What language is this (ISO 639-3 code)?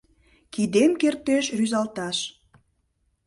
chm